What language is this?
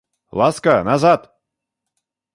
Russian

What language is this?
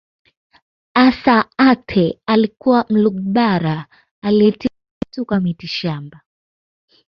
Swahili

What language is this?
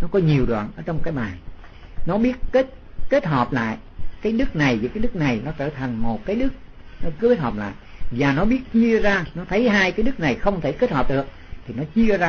Vietnamese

